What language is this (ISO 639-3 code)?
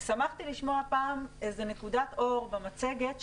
heb